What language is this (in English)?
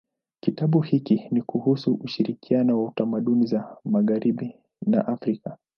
Swahili